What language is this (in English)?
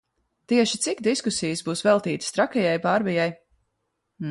Latvian